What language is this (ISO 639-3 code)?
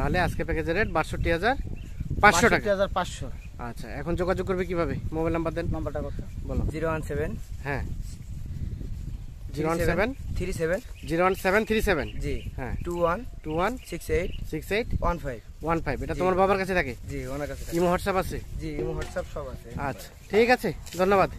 ben